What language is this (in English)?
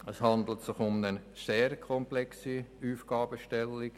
Swiss German